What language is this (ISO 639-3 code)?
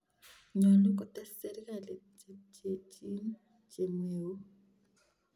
kln